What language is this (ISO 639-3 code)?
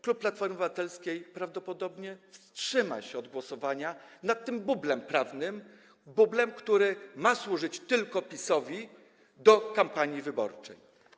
pol